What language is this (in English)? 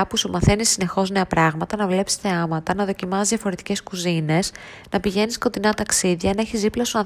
Greek